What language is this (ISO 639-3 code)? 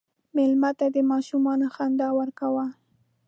pus